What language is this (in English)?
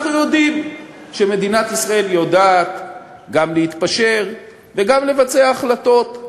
Hebrew